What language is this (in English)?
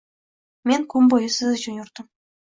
Uzbek